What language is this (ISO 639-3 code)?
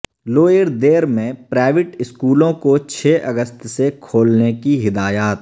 urd